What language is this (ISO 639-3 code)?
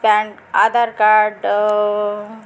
mar